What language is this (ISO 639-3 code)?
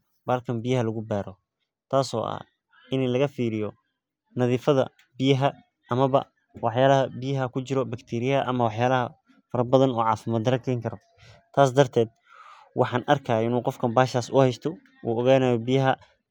som